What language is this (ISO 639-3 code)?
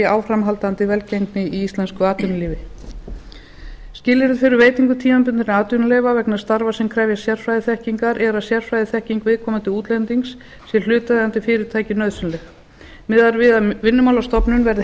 isl